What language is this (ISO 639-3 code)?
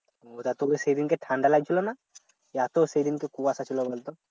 ben